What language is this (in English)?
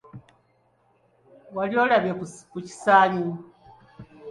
Ganda